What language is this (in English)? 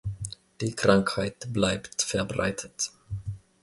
German